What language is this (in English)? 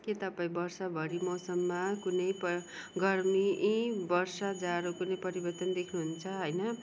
Nepali